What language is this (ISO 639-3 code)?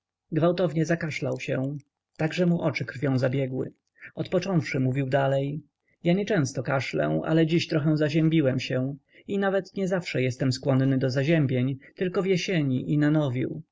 pol